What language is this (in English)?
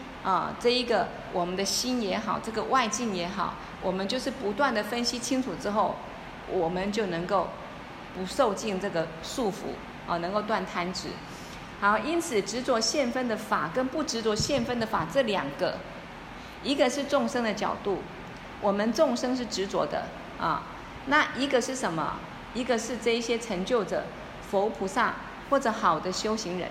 Chinese